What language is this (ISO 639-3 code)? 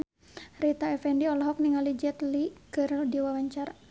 sun